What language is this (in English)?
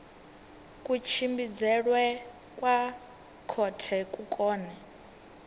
Venda